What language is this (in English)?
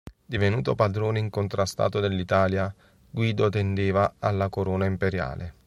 Italian